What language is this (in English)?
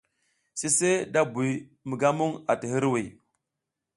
South Giziga